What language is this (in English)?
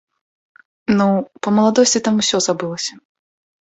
Belarusian